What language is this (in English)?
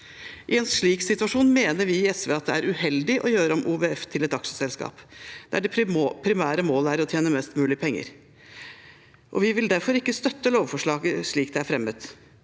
Norwegian